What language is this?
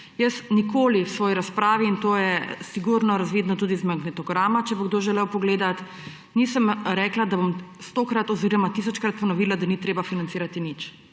Slovenian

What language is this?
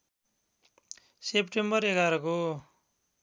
Nepali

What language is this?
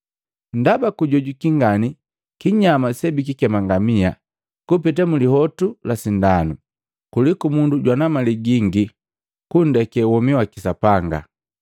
Matengo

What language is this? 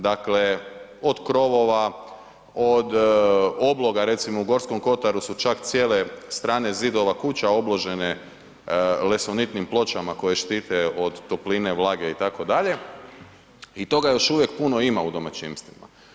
Croatian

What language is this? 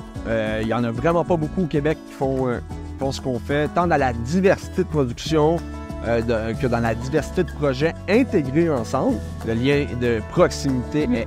French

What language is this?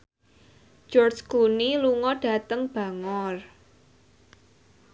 Javanese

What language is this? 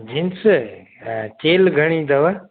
Sindhi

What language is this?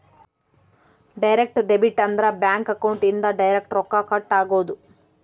Kannada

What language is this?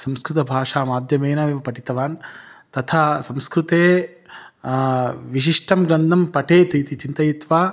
Sanskrit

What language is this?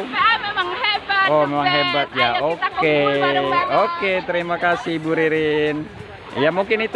Indonesian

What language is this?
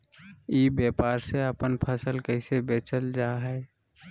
Magahi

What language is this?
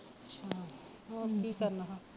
Punjabi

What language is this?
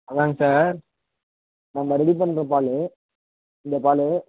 Tamil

